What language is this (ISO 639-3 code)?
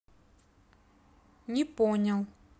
rus